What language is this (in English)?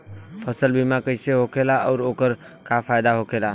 Bhojpuri